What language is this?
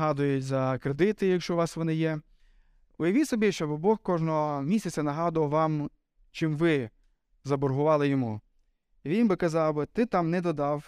Ukrainian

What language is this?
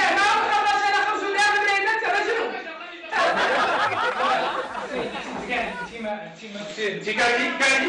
Arabic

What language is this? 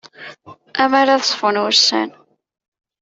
Kabyle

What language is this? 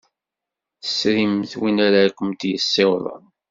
Kabyle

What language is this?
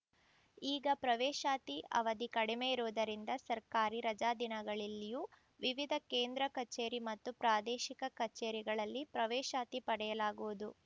Kannada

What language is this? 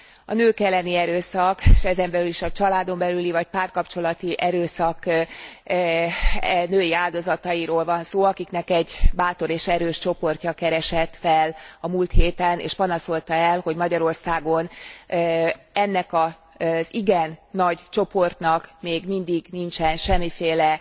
Hungarian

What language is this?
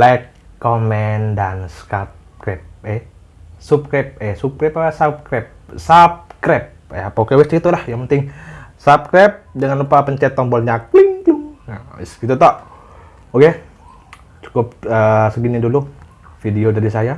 Indonesian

